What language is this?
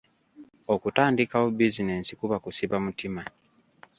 Ganda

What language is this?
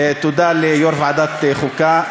Hebrew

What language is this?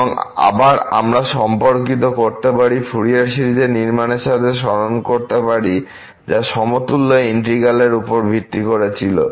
Bangla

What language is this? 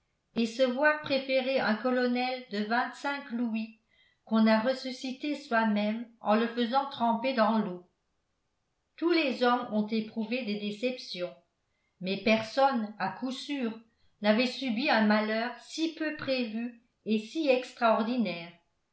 French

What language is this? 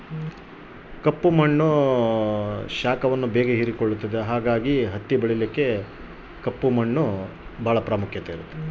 Kannada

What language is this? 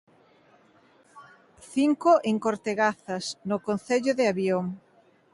Galician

